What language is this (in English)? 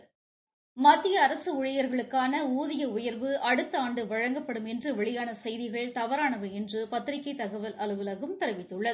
Tamil